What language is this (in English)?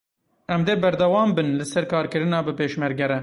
Kurdish